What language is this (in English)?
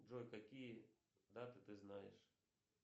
Russian